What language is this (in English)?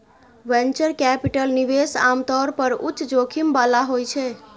Maithili